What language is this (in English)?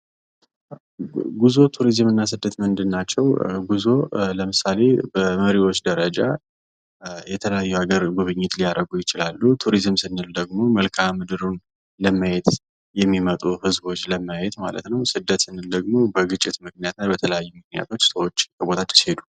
Amharic